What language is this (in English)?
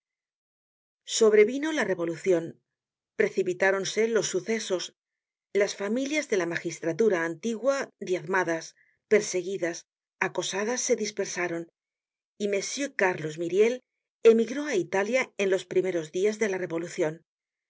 Spanish